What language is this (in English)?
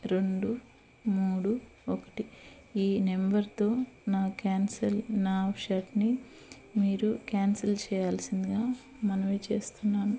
Telugu